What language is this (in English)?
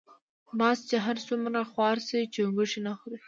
Pashto